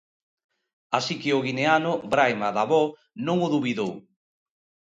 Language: Galician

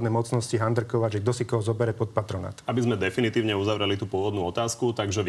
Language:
Slovak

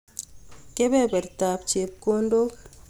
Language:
Kalenjin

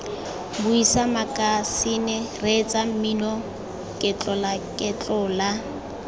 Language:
Tswana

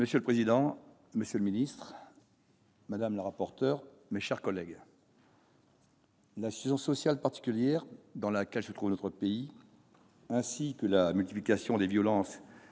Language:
French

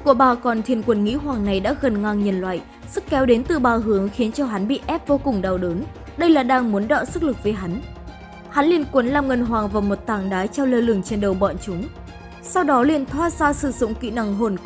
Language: Vietnamese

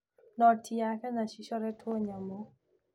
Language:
Kikuyu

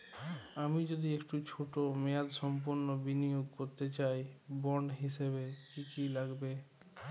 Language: Bangla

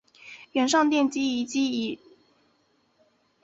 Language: Chinese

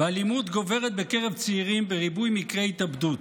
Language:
Hebrew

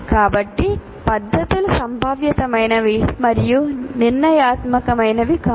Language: Telugu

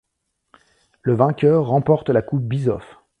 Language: French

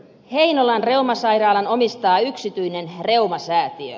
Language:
Finnish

